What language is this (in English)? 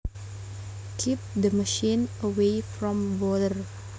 Javanese